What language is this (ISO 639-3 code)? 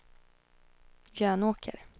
swe